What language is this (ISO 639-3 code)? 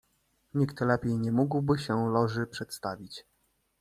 pol